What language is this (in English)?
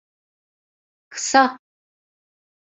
Turkish